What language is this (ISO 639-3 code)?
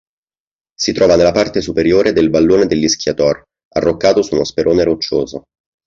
ita